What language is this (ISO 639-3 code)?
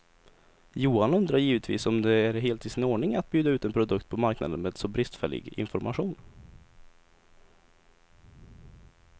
swe